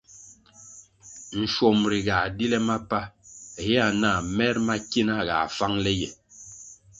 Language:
Kwasio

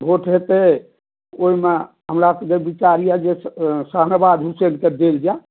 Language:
Maithili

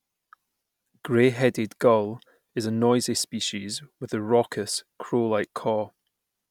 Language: English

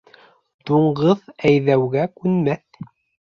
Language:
Bashkir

